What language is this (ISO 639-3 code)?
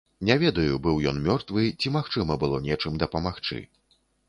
bel